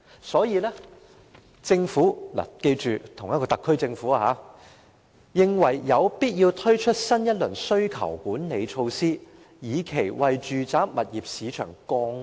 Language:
Cantonese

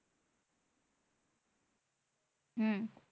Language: Bangla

